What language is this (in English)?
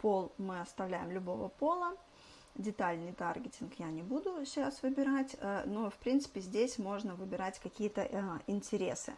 Russian